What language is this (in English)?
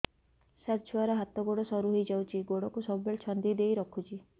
Odia